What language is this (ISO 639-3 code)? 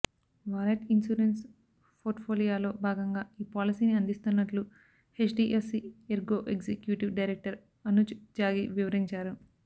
tel